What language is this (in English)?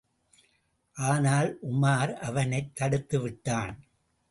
Tamil